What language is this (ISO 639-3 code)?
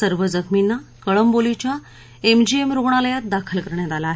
mar